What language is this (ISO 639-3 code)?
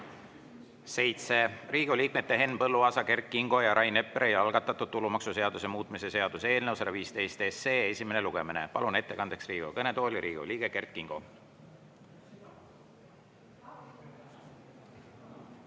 est